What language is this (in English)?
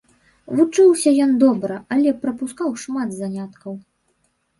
Belarusian